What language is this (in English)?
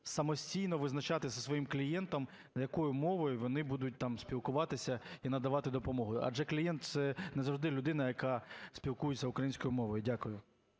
Ukrainian